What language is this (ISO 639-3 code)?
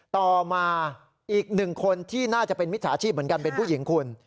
tha